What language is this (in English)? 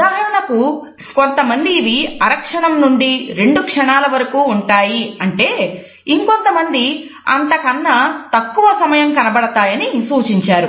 Telugu